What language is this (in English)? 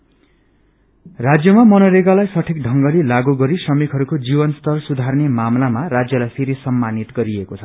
Nepali